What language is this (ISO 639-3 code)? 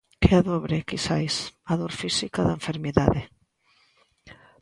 glg